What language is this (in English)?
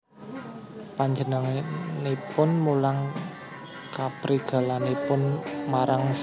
Javanese